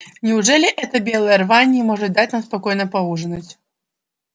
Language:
Russian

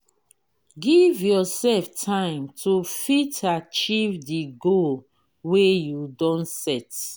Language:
Nigerian Pidgin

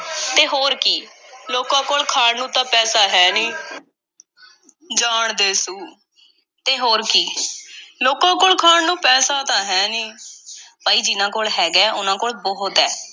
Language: Punjabi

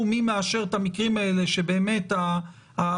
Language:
Hebrew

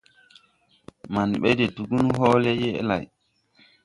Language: Tupuri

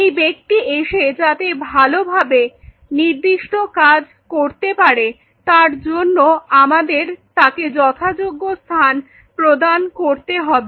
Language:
Bangla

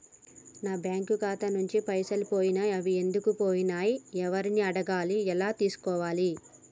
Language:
Telugu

